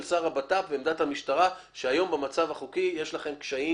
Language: Hebrew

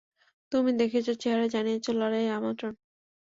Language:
Bangla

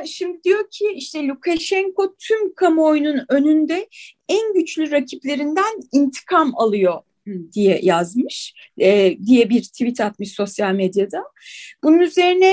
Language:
Turkish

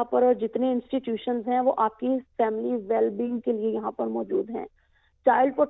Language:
Urdu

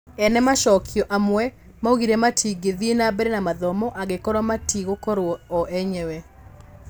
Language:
Kikuyu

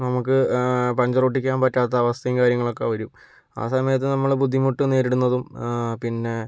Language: Malayalam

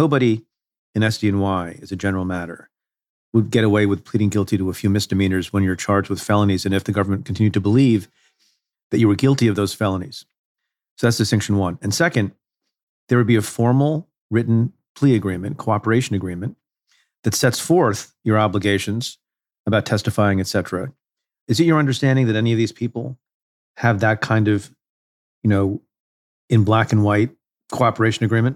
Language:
English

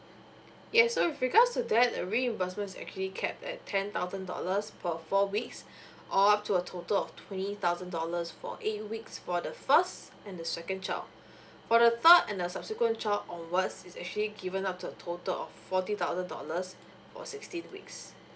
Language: English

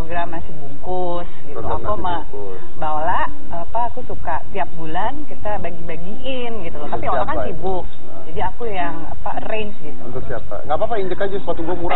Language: Indonesian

